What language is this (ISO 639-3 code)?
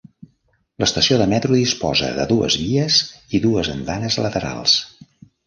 cat